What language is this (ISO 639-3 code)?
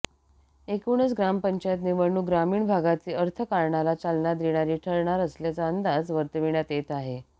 mar